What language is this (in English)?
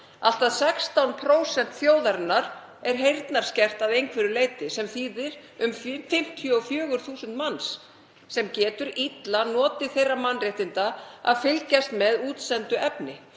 Icelandic